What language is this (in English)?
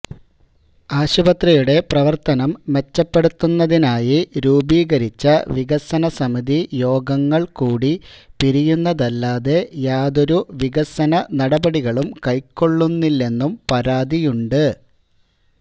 Malayalam